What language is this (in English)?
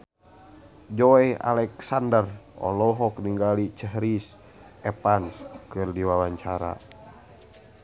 Sundanese